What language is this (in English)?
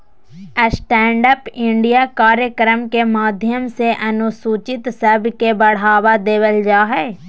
Magahi